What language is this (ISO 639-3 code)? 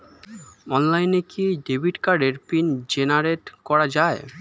ben